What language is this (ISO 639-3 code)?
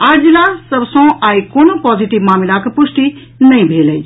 mai